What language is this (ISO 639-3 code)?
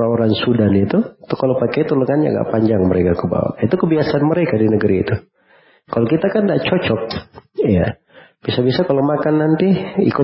ind